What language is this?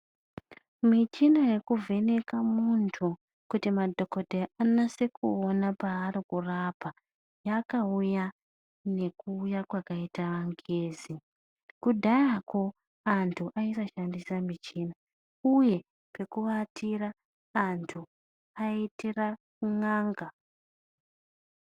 Ndau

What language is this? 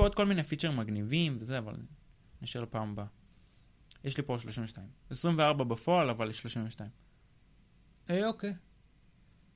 Hebrew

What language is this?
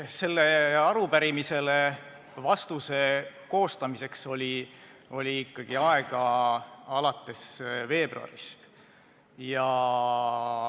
Estonian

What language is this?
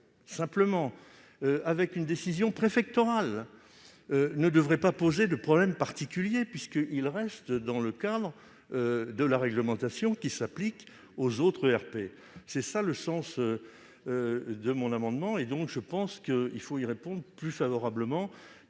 French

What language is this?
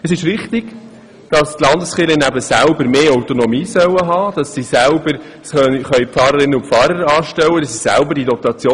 Swiss German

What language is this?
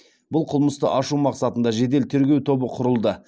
Kazakh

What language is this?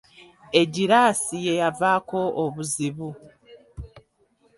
Ganda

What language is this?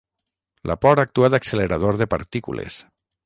Catalan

